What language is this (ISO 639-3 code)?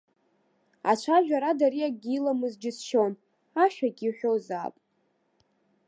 abk